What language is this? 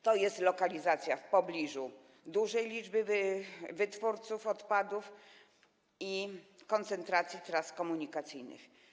Polish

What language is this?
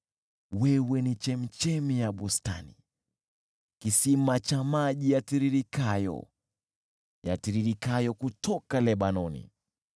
Swahili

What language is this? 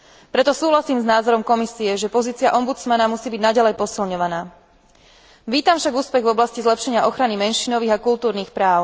Slovak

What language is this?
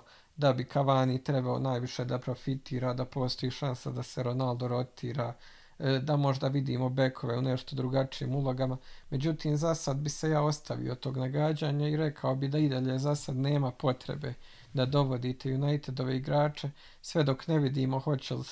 Croatian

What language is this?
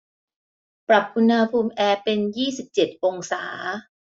Thai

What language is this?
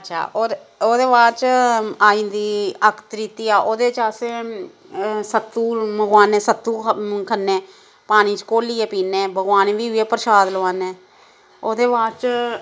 Dogri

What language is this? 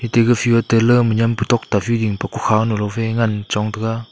Wancho Naga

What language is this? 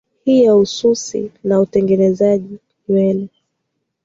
Swahili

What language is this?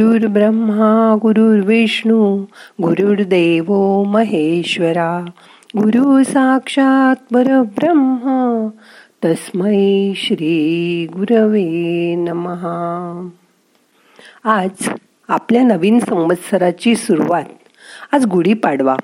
Marathi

